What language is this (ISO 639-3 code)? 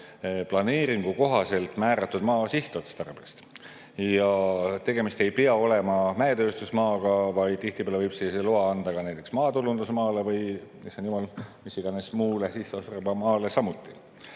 est